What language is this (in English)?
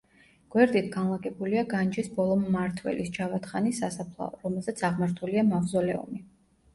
Georgian